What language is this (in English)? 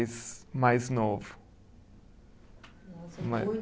Portuguese